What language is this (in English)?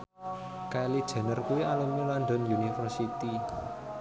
Javanese